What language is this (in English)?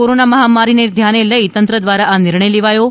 Gujarati